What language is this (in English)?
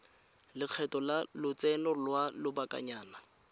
Tswana